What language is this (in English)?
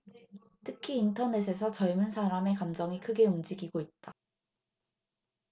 Korean